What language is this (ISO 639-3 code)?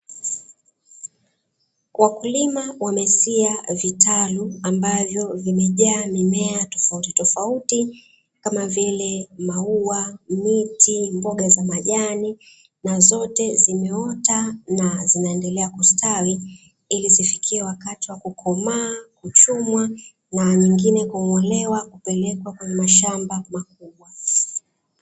swa